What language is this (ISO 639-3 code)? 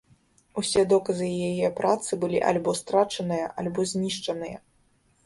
bel